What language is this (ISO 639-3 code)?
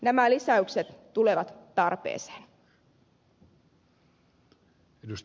fin